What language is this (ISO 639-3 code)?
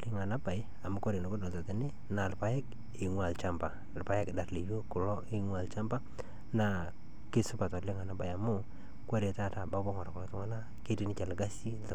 mas